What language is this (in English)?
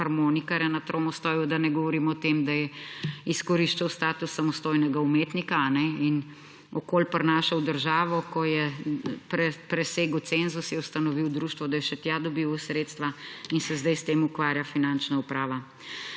Slovenian